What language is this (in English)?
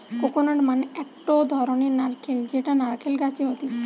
Bangla